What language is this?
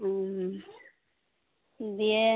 Santali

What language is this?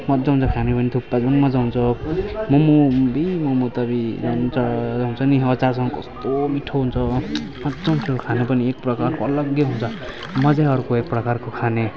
Nepali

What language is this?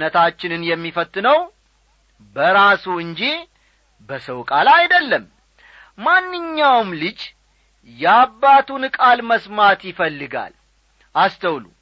Amharic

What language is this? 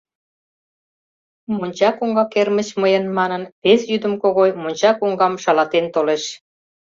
Mari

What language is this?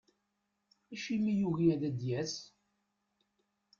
Kabyle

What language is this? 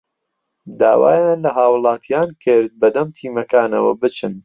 Central Kurdish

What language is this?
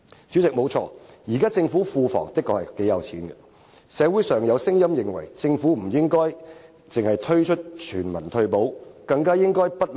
Cantonese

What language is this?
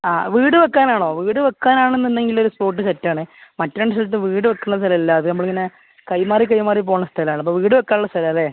Malayalam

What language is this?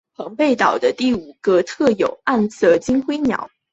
Chinese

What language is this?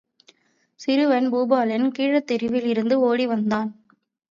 Tamil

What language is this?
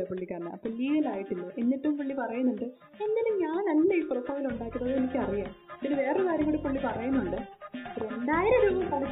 Malayalam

